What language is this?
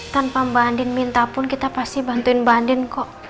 Indonesian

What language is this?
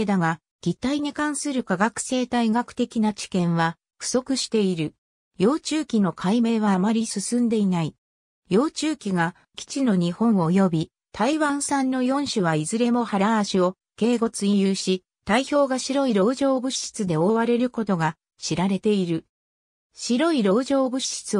Japanese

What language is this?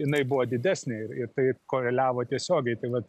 Lithuanian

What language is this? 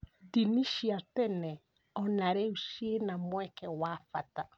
Kikuyu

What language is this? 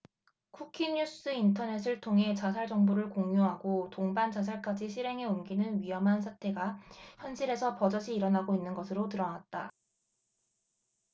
Korean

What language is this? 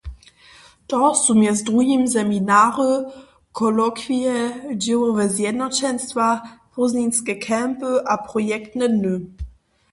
Upper Sorbian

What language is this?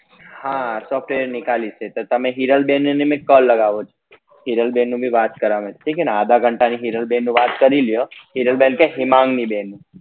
Gujarati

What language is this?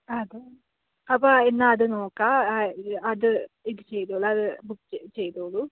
Malayalam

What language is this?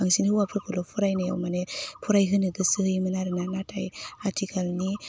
Bodo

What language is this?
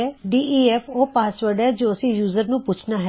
Punjabi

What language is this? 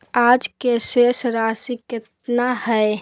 Magahi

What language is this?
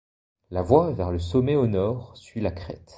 French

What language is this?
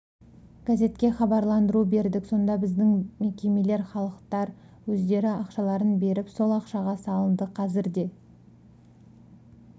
Kazakh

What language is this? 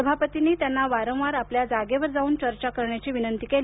Marathi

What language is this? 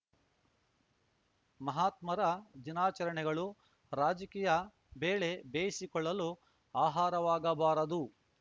Kannada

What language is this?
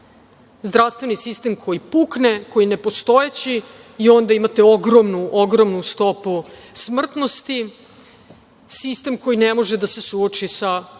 Serbian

